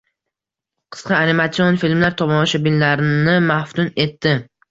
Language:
Uzbek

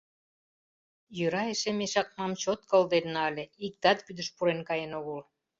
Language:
Mari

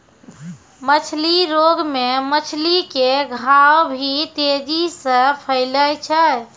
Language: Maithili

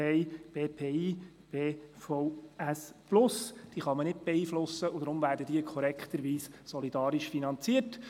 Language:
Swiss German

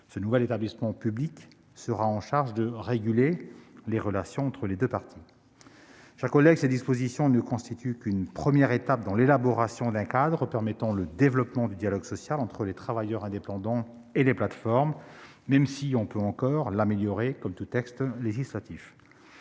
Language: French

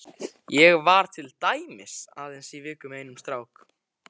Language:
Icelandic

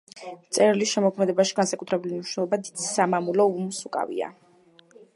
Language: Georgian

